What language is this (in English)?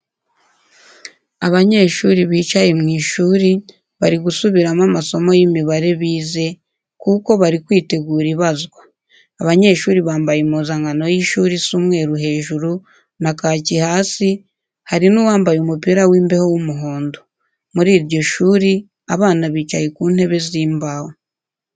Kinyarwanda